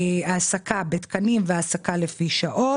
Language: Hebrew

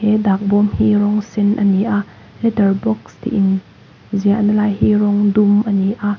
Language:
Mizo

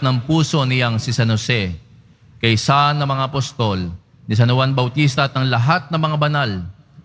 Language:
Filipino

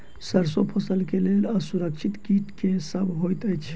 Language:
Maithili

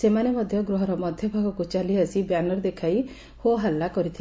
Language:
Odia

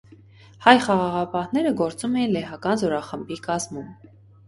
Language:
Armenian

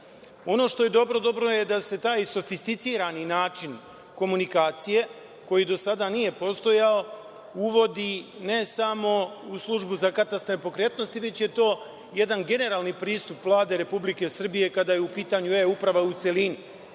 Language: Serbian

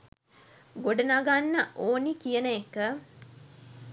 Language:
Sinhala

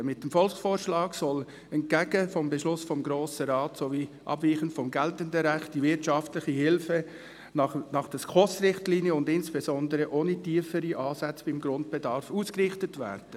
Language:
Swiss German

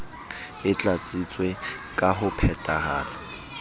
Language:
Southern Sotho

